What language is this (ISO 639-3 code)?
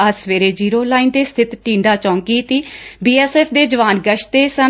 pan